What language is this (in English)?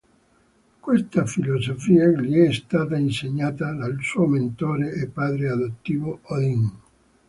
Italian